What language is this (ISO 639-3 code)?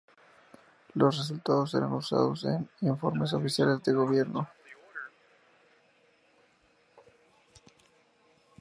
spa